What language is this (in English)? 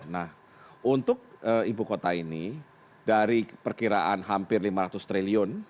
Indonesian